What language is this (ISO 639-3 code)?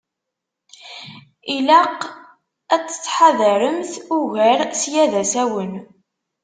kab